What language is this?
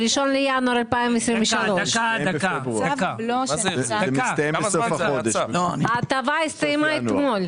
Hebrew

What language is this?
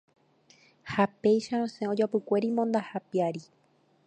Guarani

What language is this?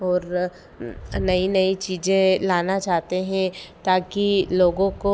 Hindi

